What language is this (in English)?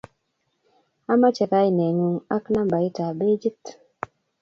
Kalenjin